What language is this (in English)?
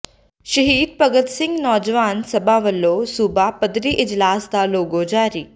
Punjabi